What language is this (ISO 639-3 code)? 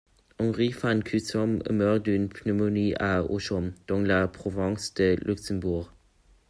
fra